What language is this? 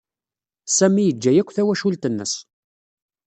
Kabyle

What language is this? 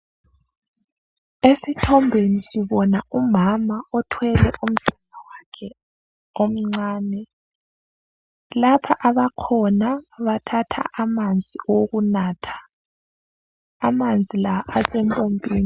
North Ndebele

